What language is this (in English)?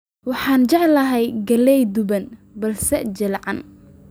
Somali